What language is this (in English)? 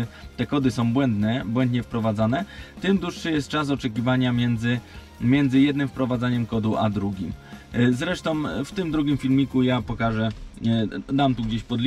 Polish